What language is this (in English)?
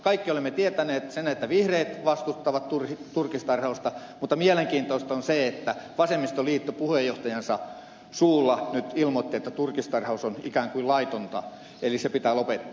Finnish